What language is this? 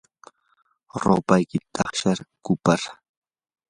Yanahuanca Pasco Quechua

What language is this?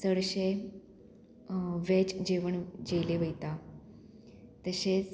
Konkani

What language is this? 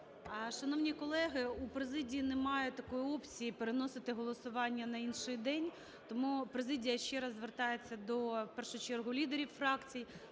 Ukrainian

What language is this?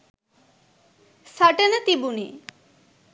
Sinhala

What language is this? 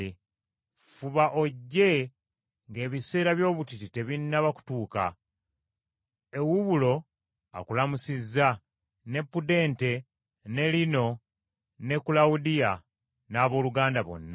Ganda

